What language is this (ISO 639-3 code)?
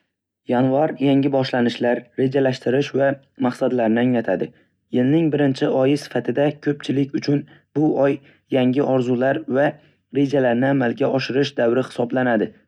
uzb